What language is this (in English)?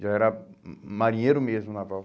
Portuguese